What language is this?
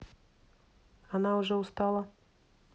Russian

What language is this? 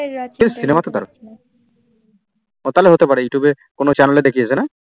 Bangla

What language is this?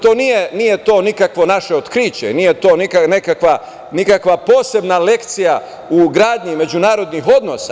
Serbian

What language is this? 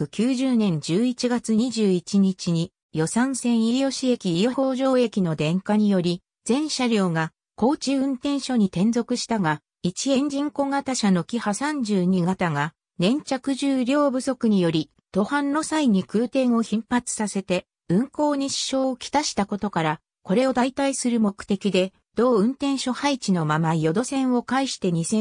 Japanese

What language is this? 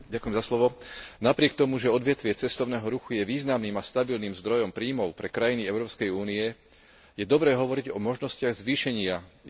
Slovak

